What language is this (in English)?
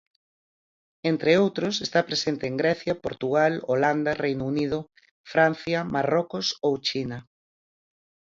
Galician